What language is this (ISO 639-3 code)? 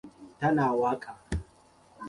hau